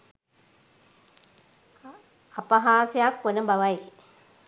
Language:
Sinhala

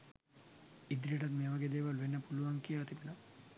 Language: Sinhala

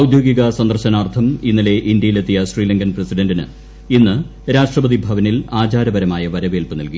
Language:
Malayalam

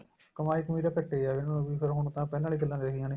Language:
Punjabi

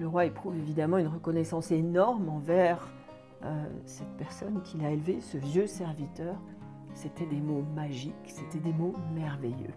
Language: French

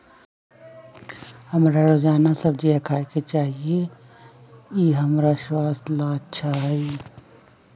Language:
Magahi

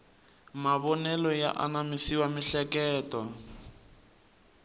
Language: Tsonga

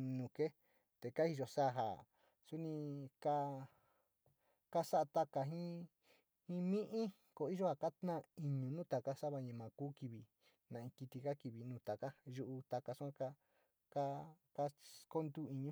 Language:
Sinicahua Mixtec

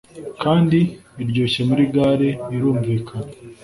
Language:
Kinyarwanda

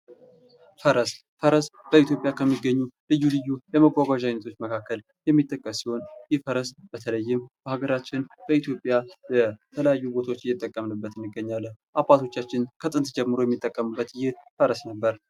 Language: Amharic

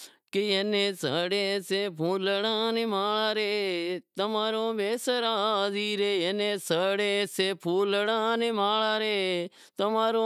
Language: Wadiyara Koli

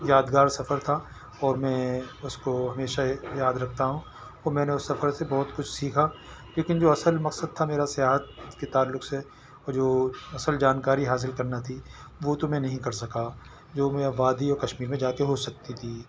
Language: Urdu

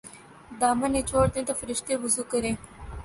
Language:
Urdu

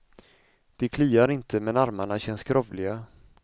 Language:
Swedish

